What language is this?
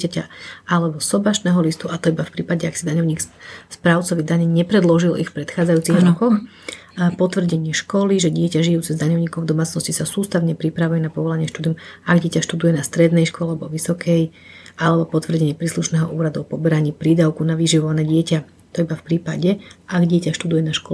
Slovak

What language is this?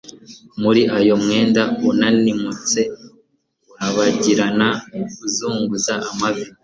Kinyarwanda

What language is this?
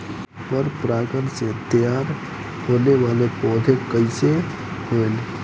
Bhojpuri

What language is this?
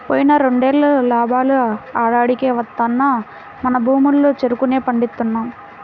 Telugu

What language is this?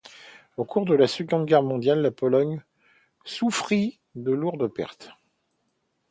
French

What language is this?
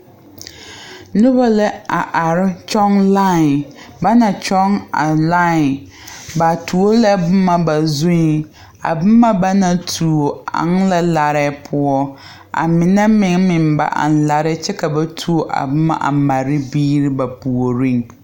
Southern Dagaare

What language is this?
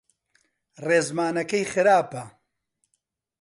Central Kurdish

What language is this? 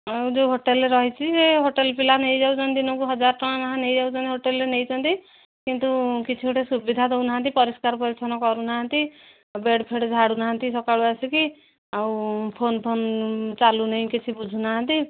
Odia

